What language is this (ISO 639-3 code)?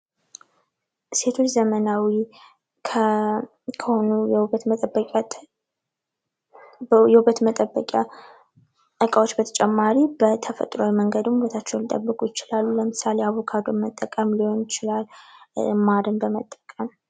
amh